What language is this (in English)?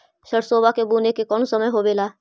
Magahi